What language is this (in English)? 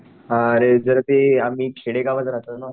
Marathi